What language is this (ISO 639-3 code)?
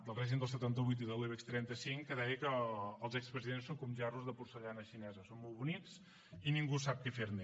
cat